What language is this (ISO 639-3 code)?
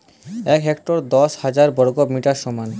ben